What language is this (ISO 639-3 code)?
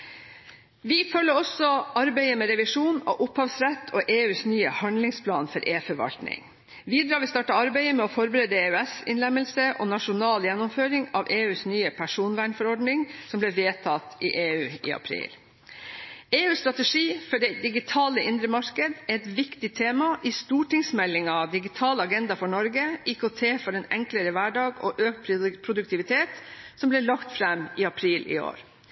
nob